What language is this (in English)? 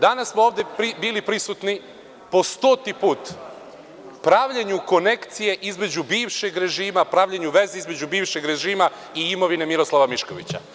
Serbian